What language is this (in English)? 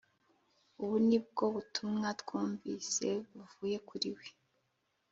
Kinyarwanda